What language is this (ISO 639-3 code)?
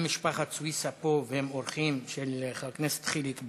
heb